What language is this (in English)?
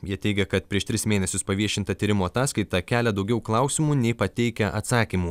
Lithuanian